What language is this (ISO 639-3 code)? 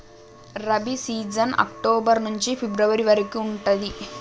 tel